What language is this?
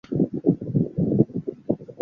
Chinese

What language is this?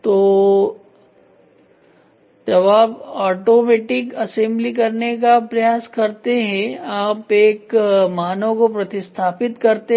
Hindi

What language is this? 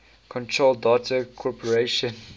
English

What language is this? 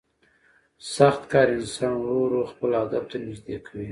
Pashto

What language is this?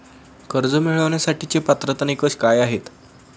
Marathi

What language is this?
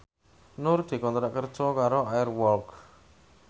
Javanese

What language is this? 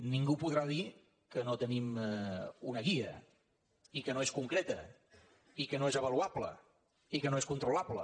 Catalan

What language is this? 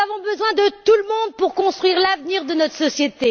French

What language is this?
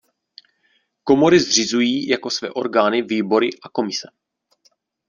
Czech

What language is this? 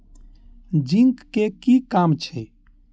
Maithili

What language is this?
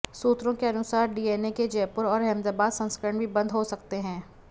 Hindi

